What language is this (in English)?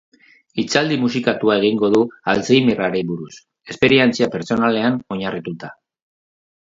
Basque